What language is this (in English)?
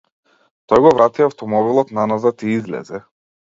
Macedonian